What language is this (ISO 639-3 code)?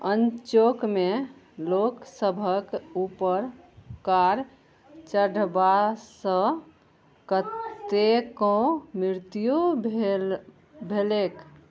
mai